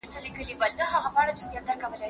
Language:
Pashto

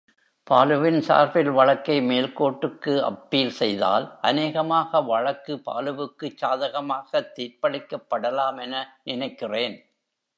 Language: Tamil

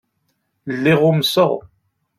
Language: Kabyle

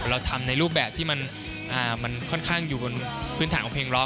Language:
Thai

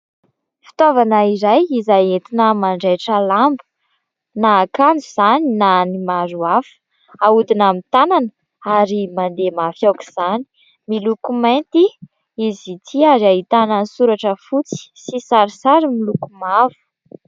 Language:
Malagasy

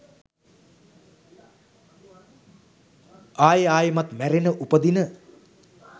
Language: Sinhala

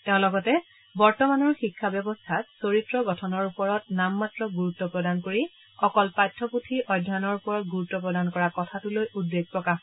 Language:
Assamese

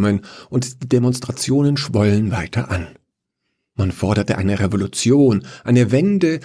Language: German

